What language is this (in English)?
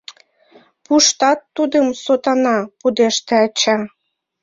Mari